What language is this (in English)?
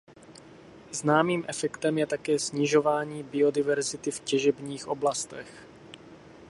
Czech